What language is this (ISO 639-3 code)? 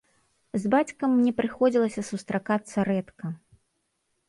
bel